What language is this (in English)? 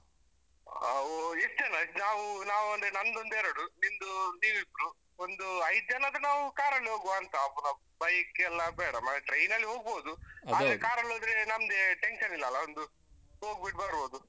Kannada